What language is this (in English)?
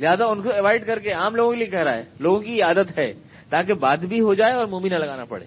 Urdu